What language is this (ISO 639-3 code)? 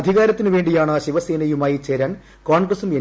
mal